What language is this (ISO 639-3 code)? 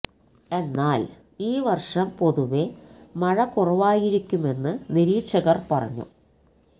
mal